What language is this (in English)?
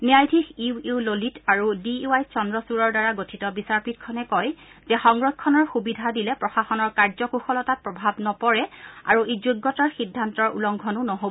Assamese